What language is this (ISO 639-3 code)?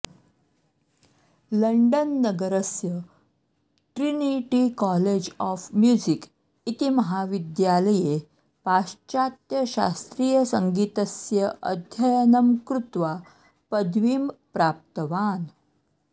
san